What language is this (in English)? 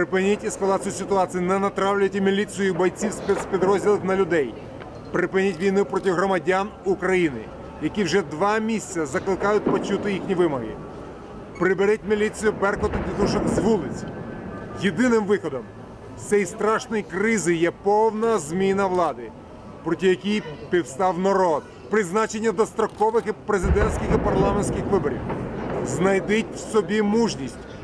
Ukrainian